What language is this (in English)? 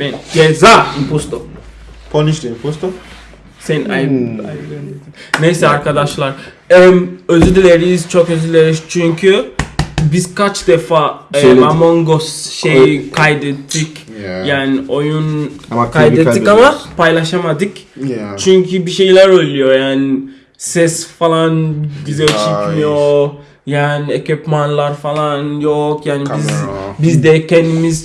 Turkish